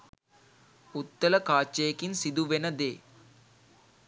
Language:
Sinhala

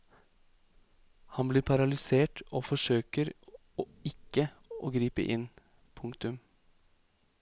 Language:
Norwegian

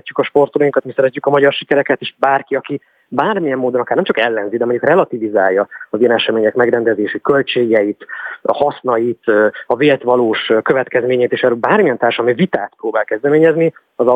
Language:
Hungarian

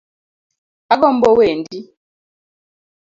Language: Luo (Kenya and Tanzania)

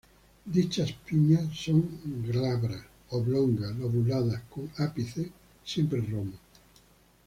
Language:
Spanish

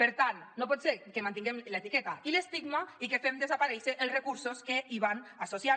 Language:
Catalan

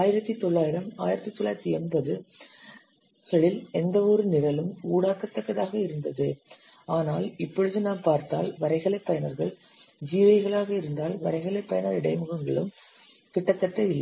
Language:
Tamil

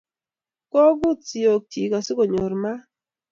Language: Kalenjin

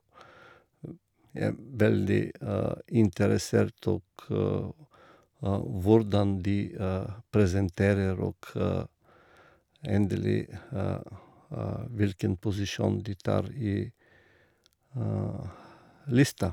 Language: Norwegian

